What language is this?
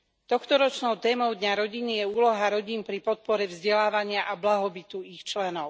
Slovak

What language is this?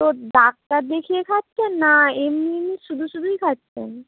Bangla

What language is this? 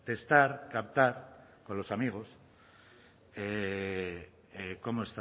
Spanish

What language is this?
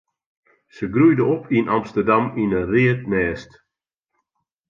Western Frisian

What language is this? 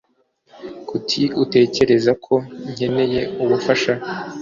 Kinyarwanda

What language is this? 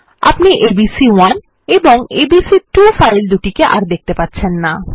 Bangla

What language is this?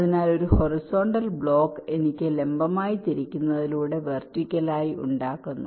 Malayalam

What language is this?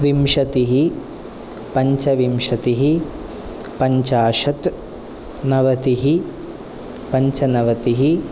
Sanskrit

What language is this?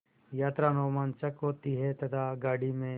Hindi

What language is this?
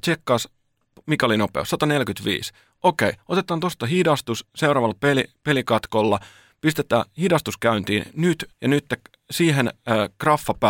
Finnish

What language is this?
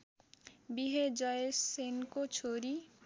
Nepali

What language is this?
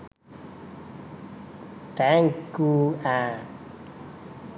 Sinhala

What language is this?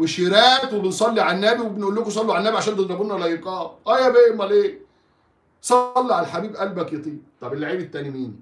Arabic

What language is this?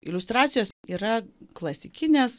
Lithuanian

